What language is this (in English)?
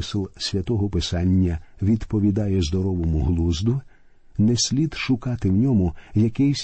Ukrainian